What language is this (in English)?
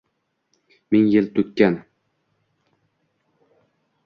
Uzbek